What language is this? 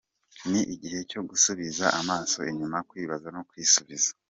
Kinyarwanda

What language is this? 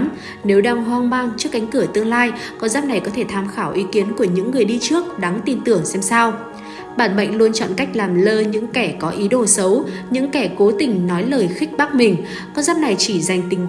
Vietnamese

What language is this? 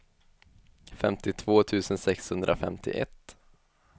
Swedish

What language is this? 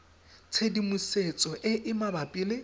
Tswana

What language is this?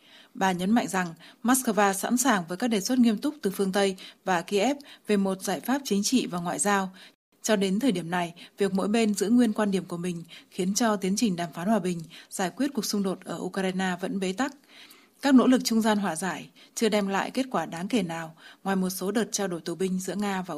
Vietnamese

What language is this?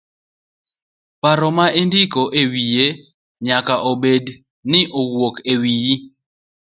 Luo (Kenya and Tanzania)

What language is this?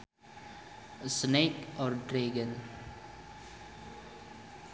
Sundanese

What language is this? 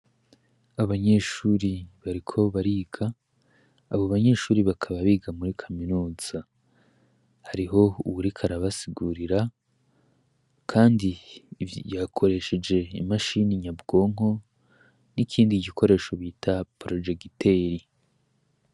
Rundi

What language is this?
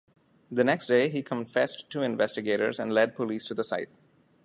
English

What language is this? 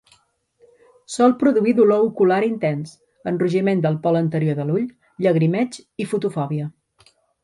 Catalan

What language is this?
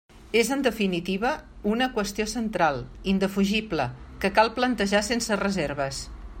Catalan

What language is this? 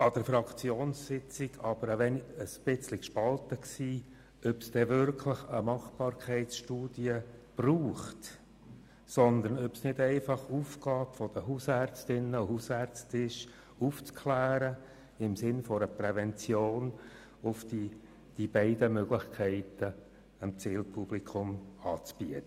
Swiss German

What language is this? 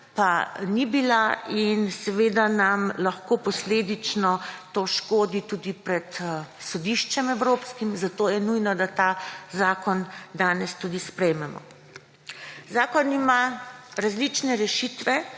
Slovenian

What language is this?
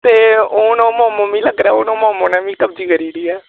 Dogri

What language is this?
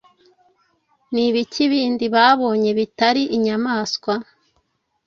Kinyarwanda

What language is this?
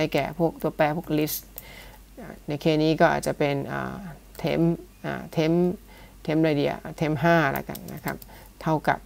Thai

